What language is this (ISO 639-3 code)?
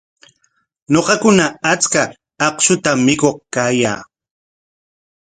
qwa